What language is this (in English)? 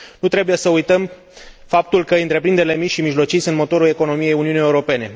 Romanian